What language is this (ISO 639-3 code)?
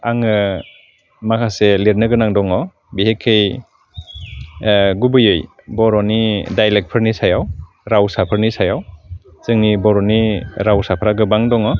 brx